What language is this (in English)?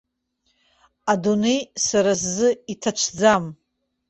Abkhazian